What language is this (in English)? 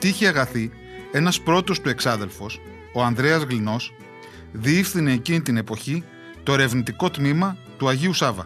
Greek